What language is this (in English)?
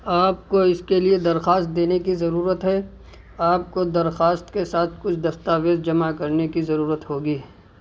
Urdu